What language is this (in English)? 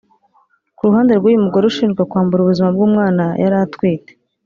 Kinyarwanda